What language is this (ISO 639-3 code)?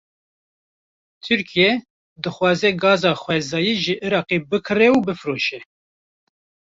kur